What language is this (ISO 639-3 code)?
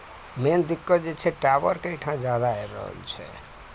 mai